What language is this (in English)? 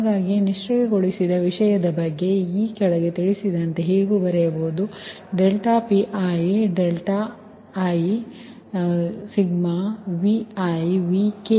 Kannada